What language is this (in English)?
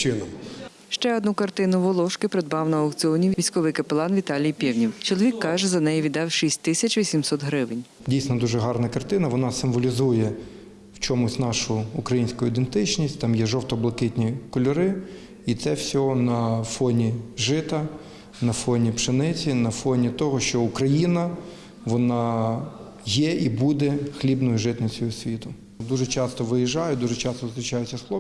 Ukrainian